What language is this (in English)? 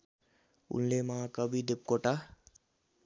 Nepali